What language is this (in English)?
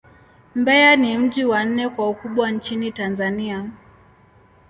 Swahili